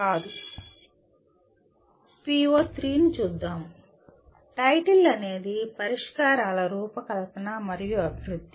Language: Telugu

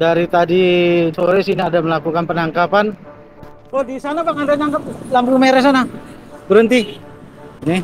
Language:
Indonesian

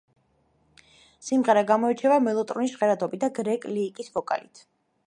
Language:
Georgian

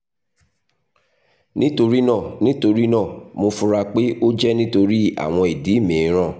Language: Yoruba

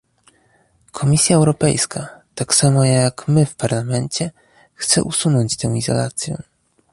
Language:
Polish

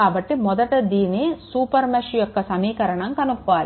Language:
Telugu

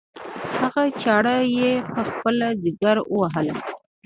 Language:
Pashto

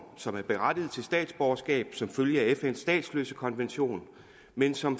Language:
Danish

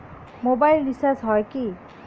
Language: Bangla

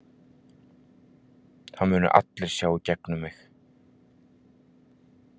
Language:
Icelandic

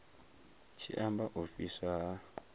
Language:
Venda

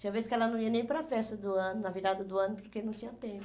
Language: Portuguese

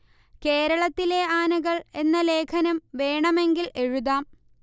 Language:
Malayalam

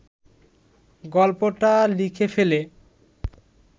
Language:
Bangla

